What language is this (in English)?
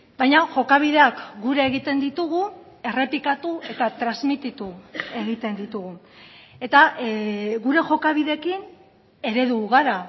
Basque